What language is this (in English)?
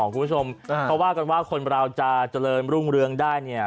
Thai